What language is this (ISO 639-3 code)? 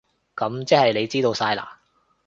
yue